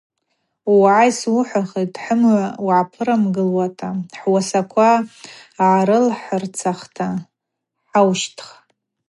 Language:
Abaza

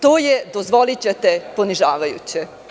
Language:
Serbian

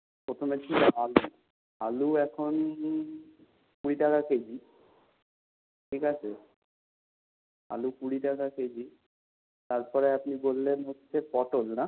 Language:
Bangla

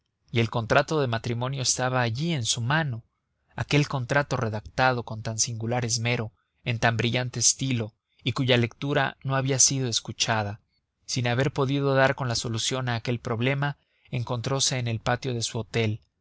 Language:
Spanish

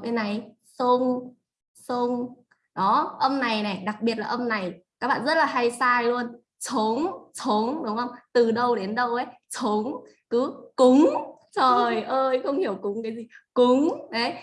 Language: Vietnamese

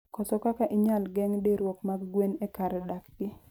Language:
Luo (Kenya and Tanzania)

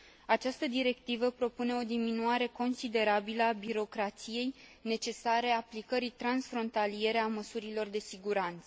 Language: Romanian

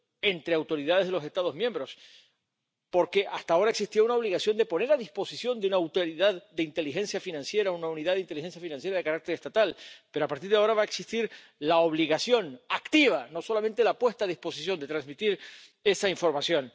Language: Spanish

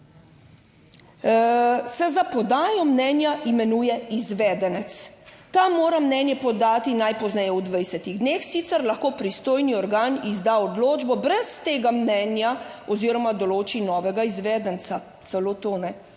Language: Slovenian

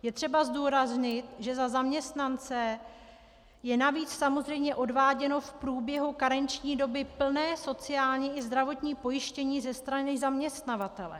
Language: Czech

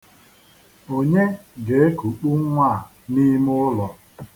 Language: Igbo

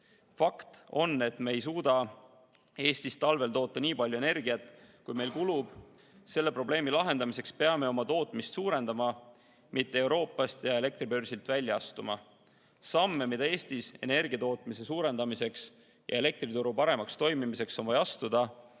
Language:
Estonian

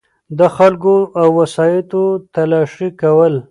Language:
Pashto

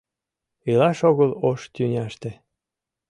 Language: Mari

